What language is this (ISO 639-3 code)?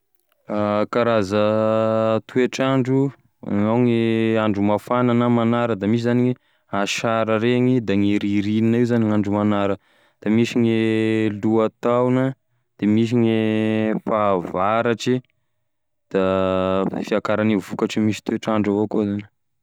tkg